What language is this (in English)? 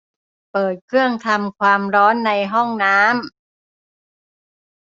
Thai